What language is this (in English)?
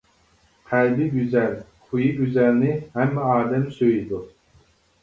Uyghur